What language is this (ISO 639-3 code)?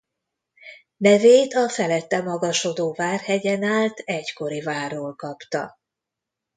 hun